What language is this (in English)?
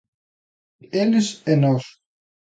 Galician